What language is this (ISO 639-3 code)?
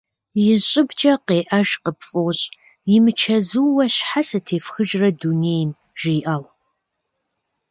kbd